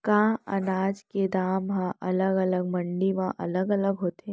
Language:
Chhattisgarhi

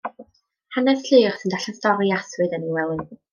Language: Welsh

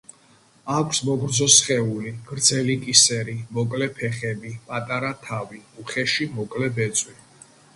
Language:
Georgian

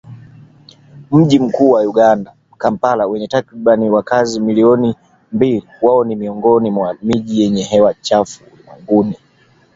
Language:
Swahili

